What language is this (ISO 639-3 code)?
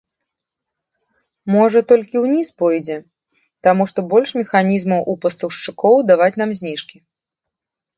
bel